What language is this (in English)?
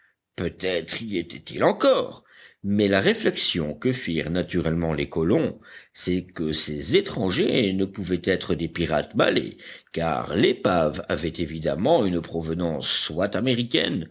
French